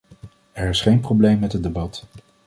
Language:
Dutch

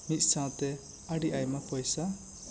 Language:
Santali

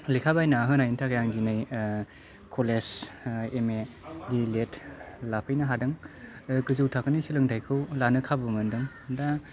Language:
Bodo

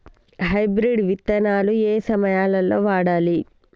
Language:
Telugu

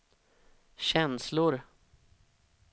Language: Swedish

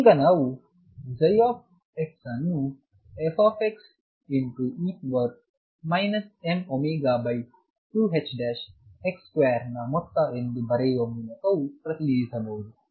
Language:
Kannada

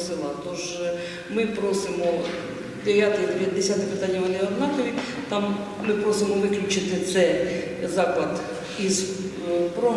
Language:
Ukrainian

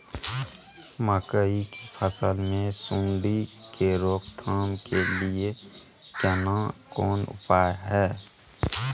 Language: Maithili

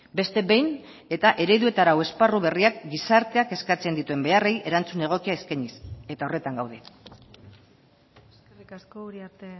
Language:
Basque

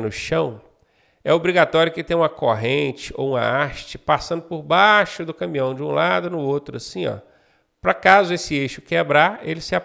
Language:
Portuguese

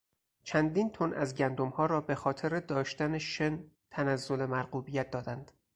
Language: Persian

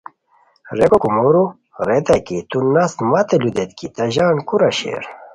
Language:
Khowar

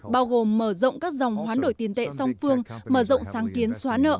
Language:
Vietnamese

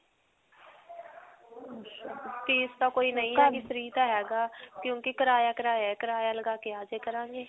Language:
Punjabi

